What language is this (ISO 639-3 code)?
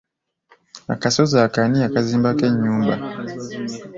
lug